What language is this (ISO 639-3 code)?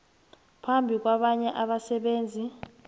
nbl